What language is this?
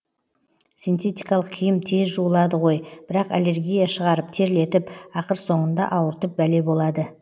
Kazakh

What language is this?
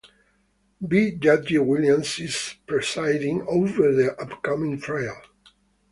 English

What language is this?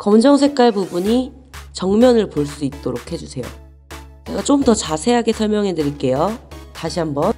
Korean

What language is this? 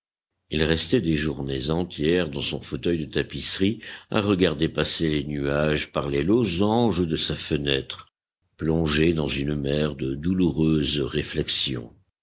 French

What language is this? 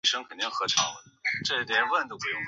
Chinese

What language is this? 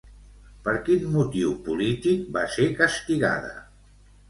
Catalan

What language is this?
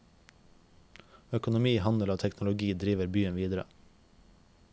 Norwegian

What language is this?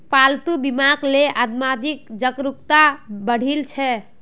Magahi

